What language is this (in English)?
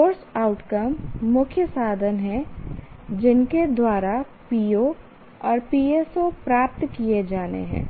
Hindi